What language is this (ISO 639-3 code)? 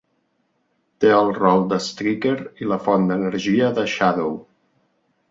cat